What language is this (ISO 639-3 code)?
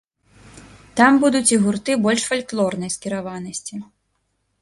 bel